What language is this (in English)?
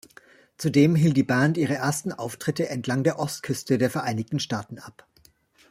German